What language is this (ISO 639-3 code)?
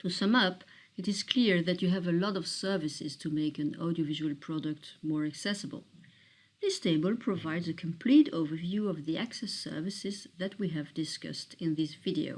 eng